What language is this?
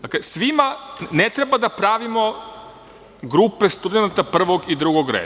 Serbian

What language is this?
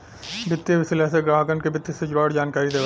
Bhojpuri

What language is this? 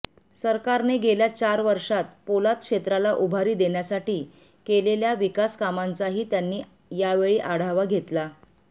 Marathi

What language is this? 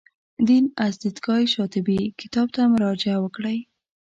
Pashto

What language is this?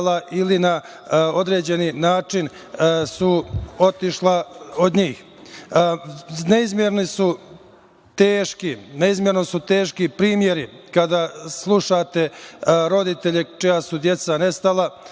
Serbian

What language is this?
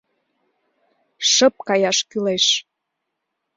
Mari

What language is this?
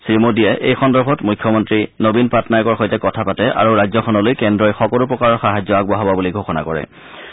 Assamese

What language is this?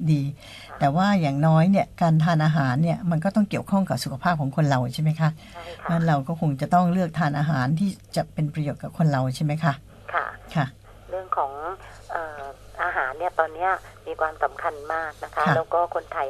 Thai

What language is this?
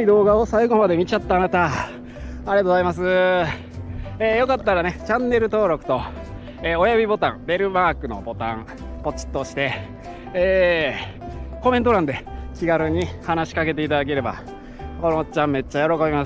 Japanese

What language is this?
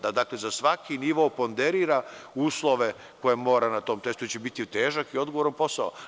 Serbian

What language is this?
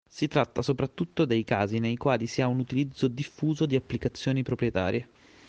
Italian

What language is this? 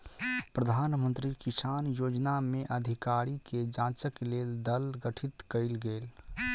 Maithili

